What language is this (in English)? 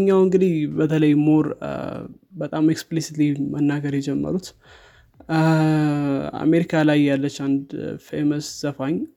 Amharic